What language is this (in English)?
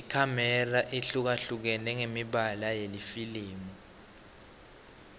Swati